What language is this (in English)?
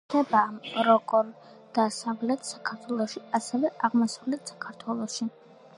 Georgian